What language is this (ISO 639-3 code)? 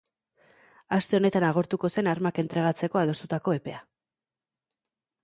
eus